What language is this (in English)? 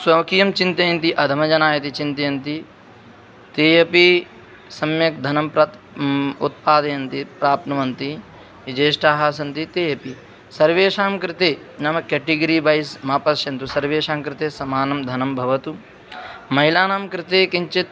Sanskrit